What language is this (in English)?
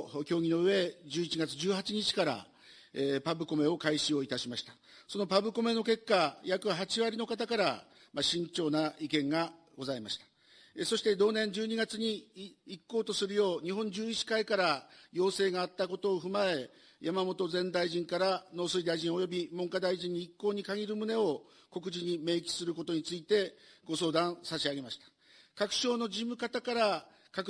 Japanese